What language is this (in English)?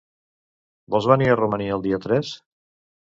Catalan